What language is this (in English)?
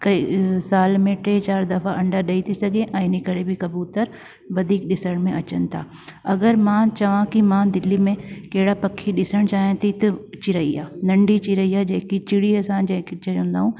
Sindhi